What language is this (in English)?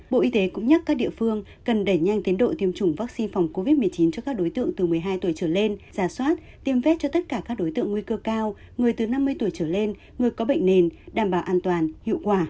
Vietnamese